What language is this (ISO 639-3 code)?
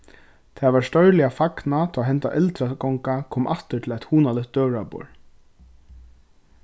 fao